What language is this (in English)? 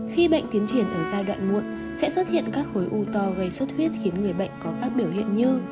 Vietnamese